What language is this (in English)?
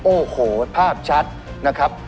Thai